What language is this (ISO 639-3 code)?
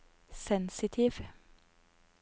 nor